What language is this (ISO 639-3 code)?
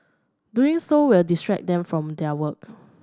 eng